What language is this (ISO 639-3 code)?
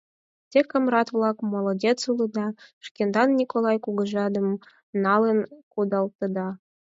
chm